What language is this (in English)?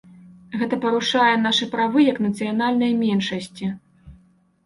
Belarusian